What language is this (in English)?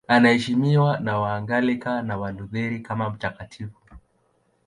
Swahili